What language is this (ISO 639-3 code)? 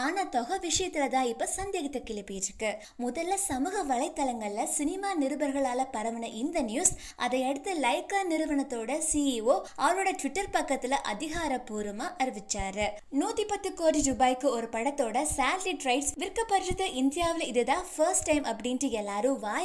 ita